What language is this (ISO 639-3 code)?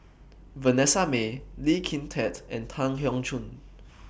eng